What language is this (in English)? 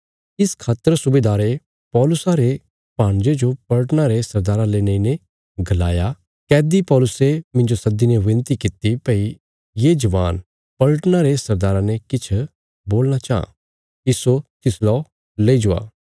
Bilaspuri